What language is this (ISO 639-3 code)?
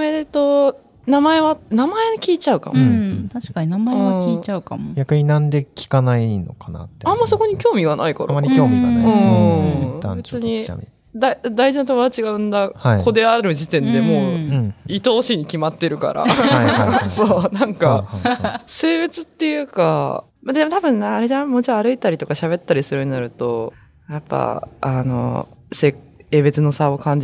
jpn